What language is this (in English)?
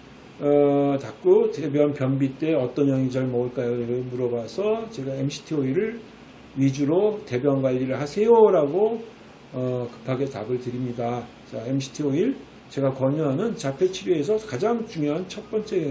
Korean